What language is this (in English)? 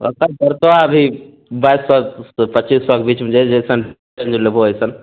Maithili